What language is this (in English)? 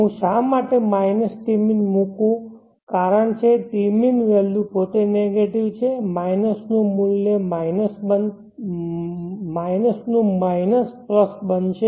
Gujarati